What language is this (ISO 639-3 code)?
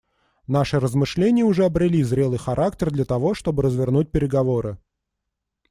rus